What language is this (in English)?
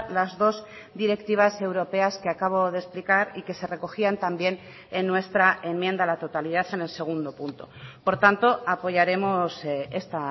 Spanish